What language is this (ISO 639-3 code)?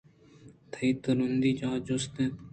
bgp